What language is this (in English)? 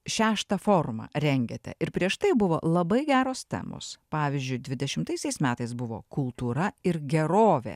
Lithuanian